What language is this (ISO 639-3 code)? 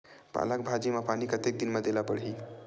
hne